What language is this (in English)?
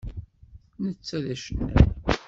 Kabyle